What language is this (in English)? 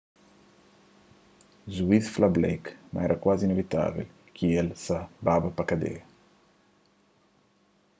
Kabuverdianu